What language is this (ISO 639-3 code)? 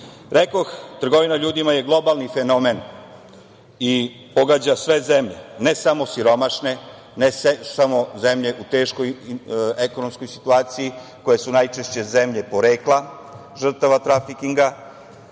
srp